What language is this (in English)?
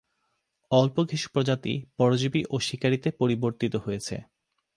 Bangla